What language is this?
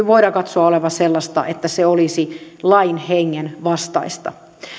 Finnish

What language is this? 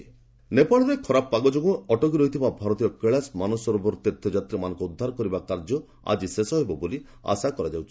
Odia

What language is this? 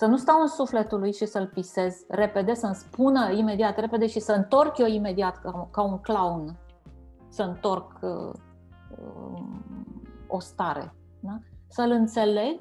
Romanian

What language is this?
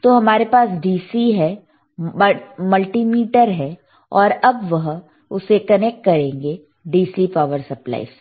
Hindi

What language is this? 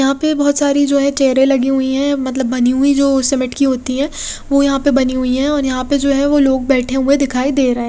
Hindi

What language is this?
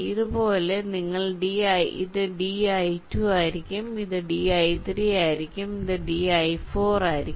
Malayalam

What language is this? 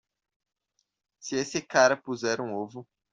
Portuguese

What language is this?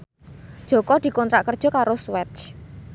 Javanese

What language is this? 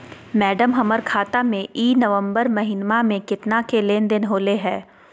Magahi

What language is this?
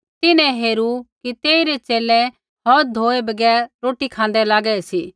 Kullu Pahari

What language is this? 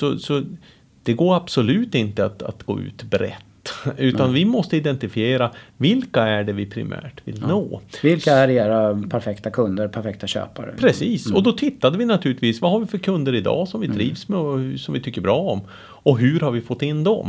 Swedish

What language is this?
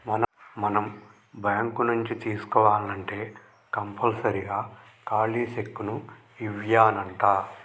Telugu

